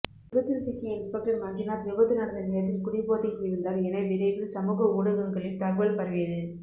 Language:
Tamil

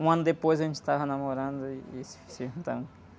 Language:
Portuguese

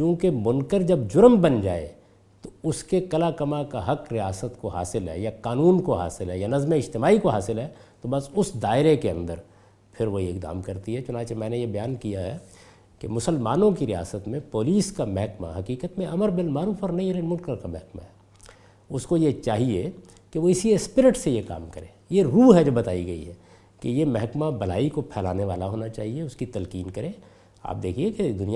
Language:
Urdu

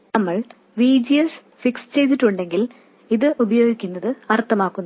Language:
Malayalam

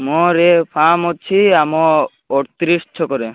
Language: Odia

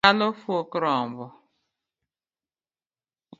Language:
Luo (Kenya and Tanzania)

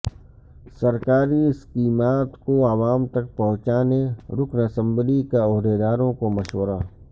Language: Urdu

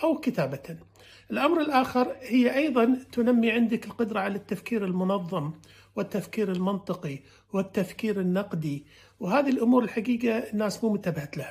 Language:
Arabic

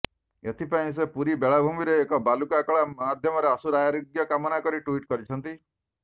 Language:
Odia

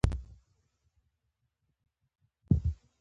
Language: Pashto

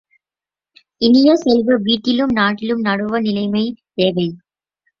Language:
Tamil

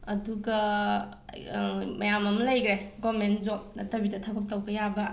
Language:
Manipuri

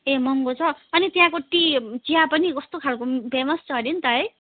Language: Nepali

